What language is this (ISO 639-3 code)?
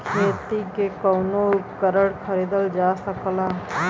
bho